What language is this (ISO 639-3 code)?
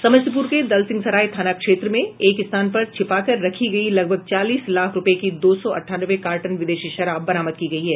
hin